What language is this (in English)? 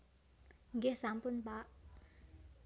Javanese